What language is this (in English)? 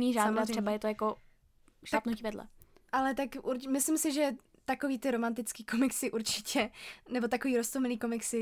Czech